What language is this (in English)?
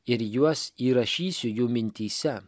Lithuanian